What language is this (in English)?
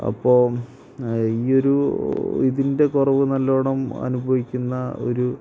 Malayalam